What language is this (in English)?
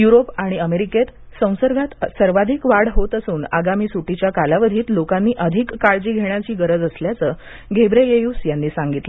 Marathi